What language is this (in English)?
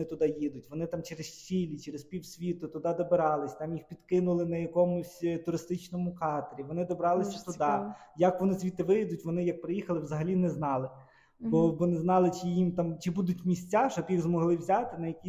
Ukrainian